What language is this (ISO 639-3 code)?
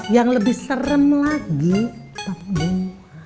ind